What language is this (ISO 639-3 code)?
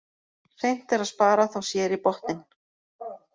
isl